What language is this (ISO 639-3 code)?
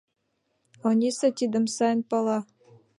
chm